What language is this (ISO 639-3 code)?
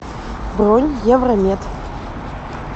rus